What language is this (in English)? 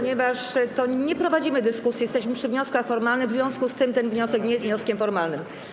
Polish